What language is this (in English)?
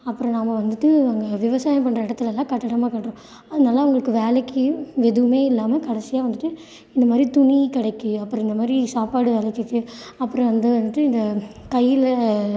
Tamil